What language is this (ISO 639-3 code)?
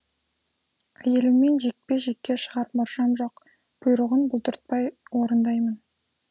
kaz